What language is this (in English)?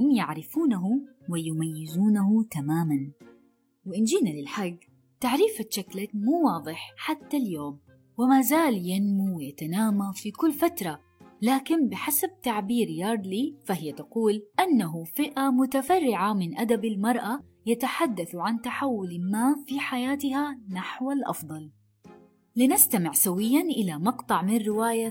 Arabic